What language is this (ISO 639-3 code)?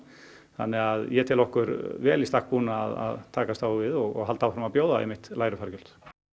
isl